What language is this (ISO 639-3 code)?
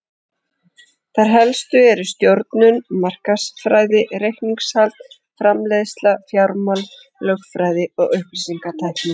isl